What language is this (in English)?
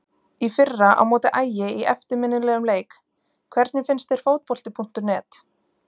Icelandic